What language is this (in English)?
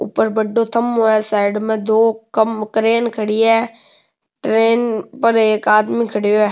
Rajasthani